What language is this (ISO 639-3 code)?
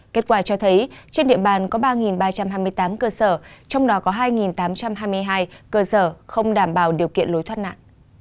vie